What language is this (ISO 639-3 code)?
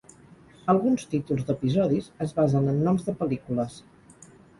cat